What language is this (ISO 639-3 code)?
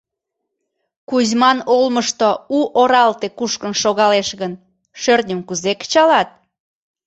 chm